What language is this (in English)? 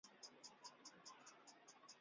Chinese